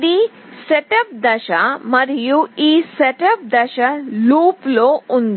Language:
Telugu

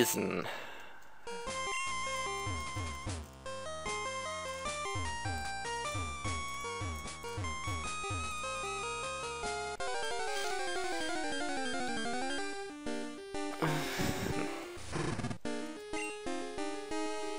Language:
German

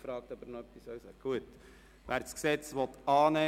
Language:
Swiss German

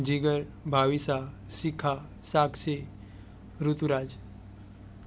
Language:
Gujarati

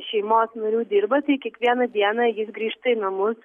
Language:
Lithuanian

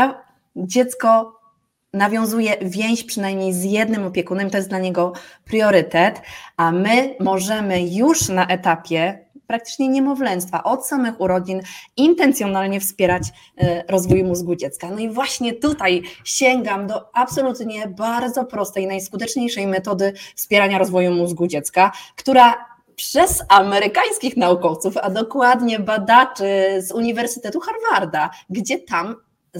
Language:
Polish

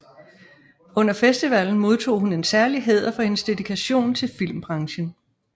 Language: Danish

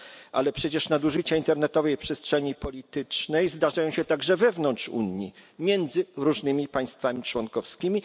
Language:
Polish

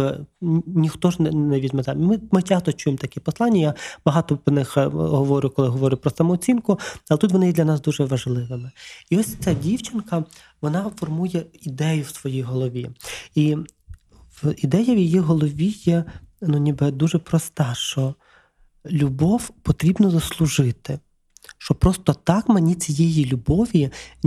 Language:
Ukrainian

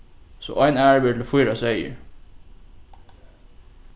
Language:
Faroese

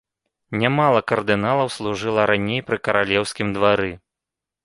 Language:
Belarusian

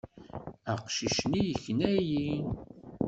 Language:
Kabyle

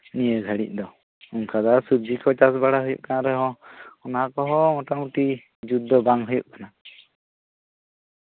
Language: Santali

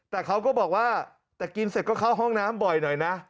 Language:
Thai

